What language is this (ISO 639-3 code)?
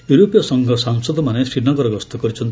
ori